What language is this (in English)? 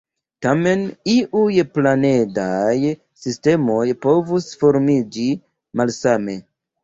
Esperanto